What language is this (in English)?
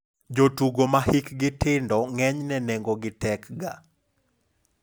Luo (Kenya and Tanzania)